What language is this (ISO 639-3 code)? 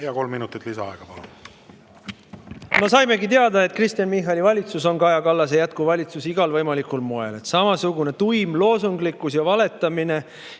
est